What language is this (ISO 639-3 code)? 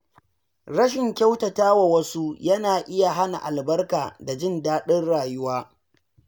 hau